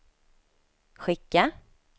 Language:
Swedish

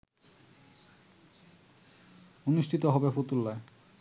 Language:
Bangla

